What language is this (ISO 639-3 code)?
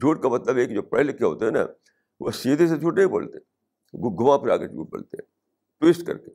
urd